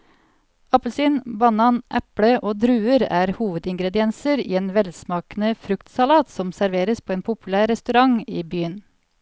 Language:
Norwegian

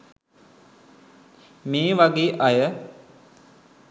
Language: Sinhala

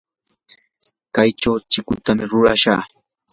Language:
Yanahuanca Pasco Quechua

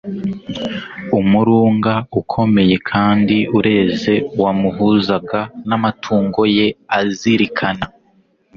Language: Kinyarwanda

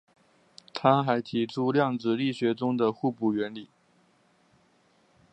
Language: Chinese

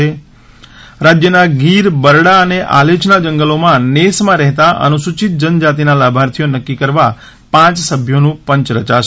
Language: Gujarati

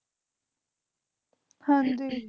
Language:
Punjabi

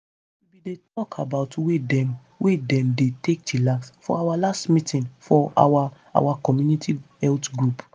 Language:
Nigerian Pidgin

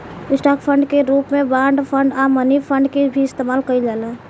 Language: Bhojpuri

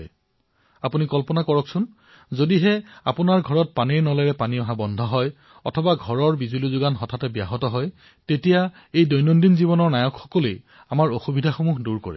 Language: Assamese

